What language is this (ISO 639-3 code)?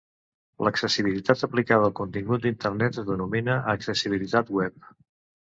cat